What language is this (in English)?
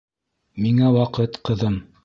Bashkir